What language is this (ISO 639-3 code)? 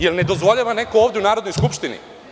srp